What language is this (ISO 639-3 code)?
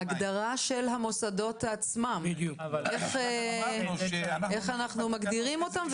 heb